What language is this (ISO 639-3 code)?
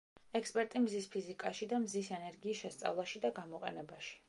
kat